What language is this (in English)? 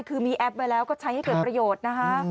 Thai